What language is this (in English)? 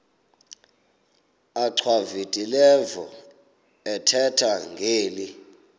Xhosa